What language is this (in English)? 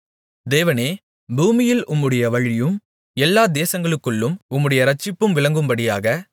Tamil